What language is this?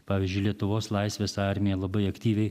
Lithuanian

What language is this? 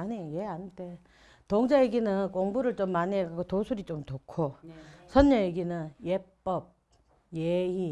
Korean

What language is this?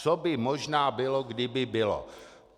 Czech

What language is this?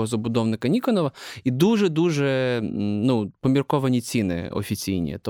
Ukrainian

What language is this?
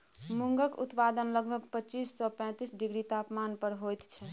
Maithili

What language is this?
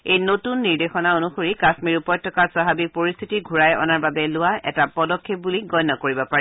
Assamese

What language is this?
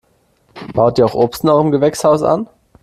German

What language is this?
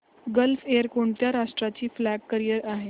Marathi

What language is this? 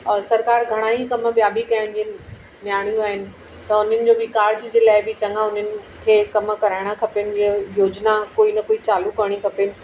Sindhi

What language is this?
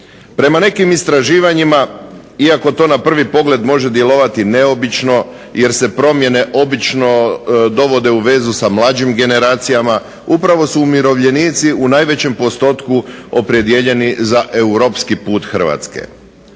Croatian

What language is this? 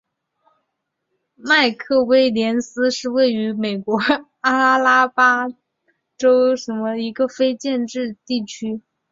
Chinese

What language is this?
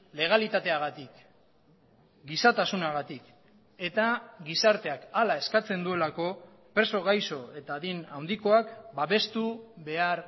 Basque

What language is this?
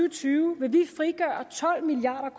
Danish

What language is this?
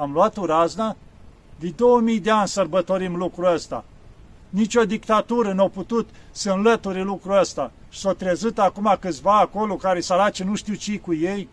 Romanian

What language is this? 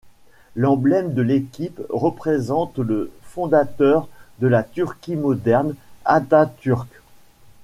French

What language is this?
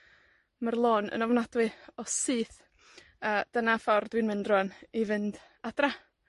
Welsh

